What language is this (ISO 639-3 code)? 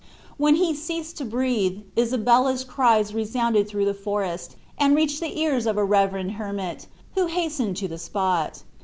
eng